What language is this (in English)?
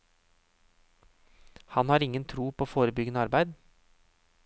Norwegian